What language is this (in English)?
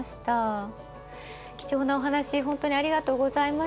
Japanese